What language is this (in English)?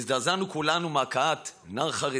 Hebrew